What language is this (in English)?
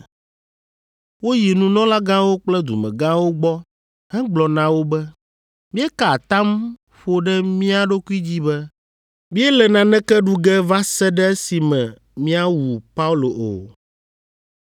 Ewe